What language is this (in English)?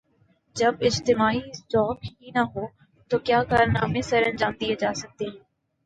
Urdu